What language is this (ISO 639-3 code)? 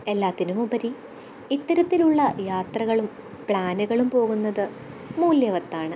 mal